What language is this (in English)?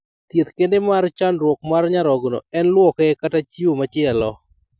Luo (Kenya and Tanzania)